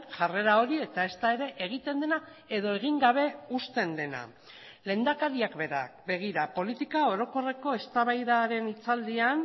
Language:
Basque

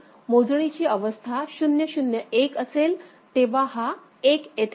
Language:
Marathi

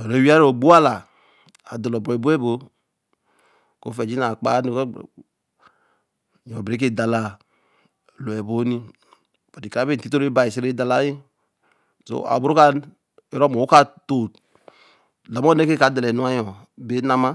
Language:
Eleme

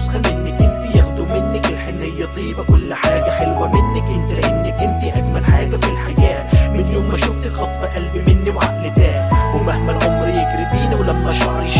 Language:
Arabic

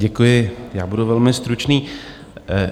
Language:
Czech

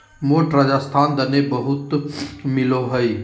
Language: Magahi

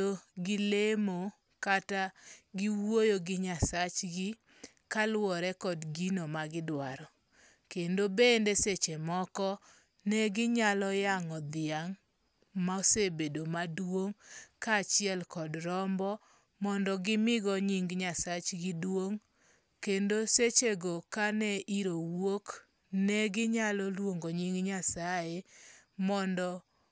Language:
Luo (Kenya and Tanzania)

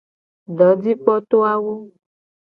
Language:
Gen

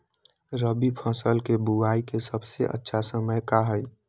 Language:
Magahi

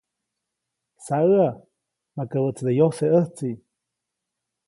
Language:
Copainalá Zoque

